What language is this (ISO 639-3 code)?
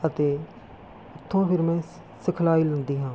pan